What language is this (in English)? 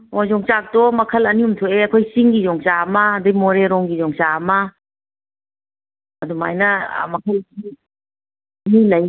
Manipuri